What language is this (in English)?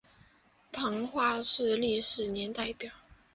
Chinese